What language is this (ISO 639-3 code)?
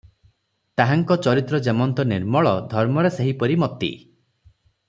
ori